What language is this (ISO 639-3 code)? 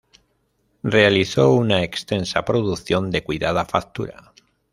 spa